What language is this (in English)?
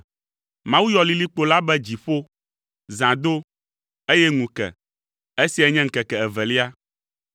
Ewe